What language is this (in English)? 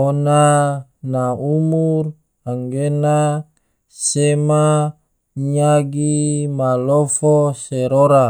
Tidore